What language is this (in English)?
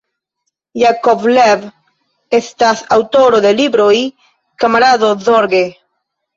Esperanto